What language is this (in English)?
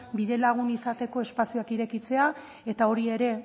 Basque